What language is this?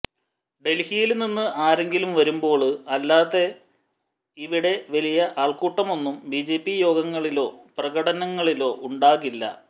Malayalam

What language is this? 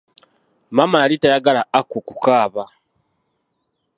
Ganda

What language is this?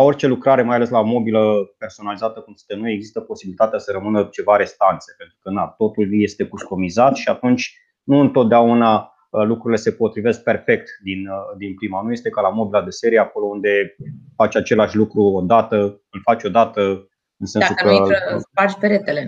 Romanian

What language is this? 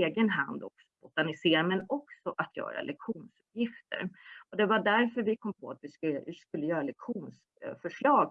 Swedish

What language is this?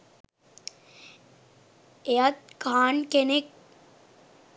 Sinhala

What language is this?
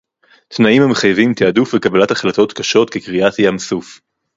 Hebrew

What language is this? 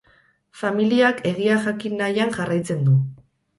Basque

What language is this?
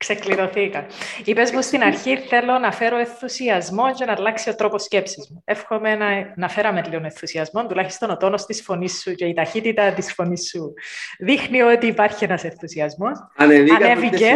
Greek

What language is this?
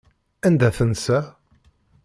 Kabyle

